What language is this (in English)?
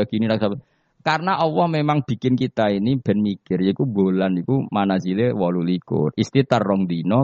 Indonesian